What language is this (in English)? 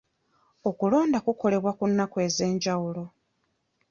Ganda